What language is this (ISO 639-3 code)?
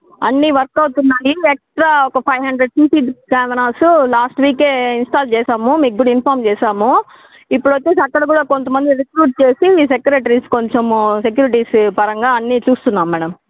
tel